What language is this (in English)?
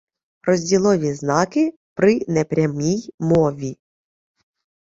Ukrainian